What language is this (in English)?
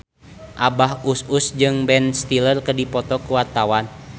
Sundanese